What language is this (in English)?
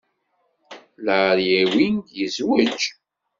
Kabyle